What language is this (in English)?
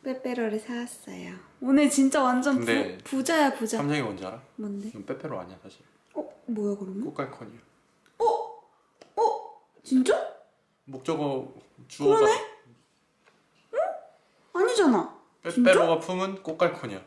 Korean